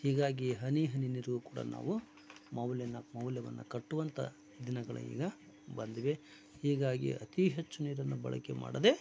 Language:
Kannada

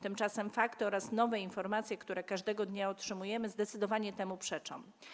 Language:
Polish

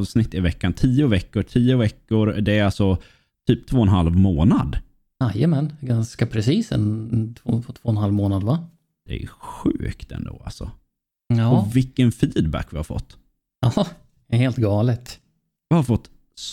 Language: Swedish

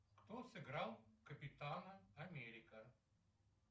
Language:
Russian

